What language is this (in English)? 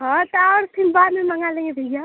Hindi